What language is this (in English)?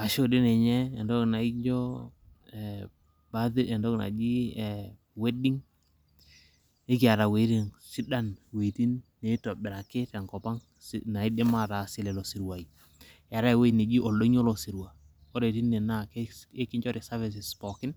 Masai